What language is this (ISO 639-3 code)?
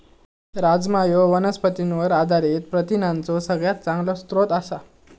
mar